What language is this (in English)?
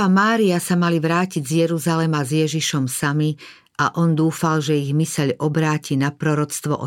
Slovak